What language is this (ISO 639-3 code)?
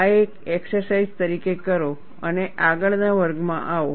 guj